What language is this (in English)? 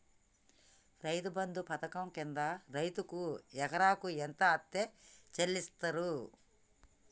Telugu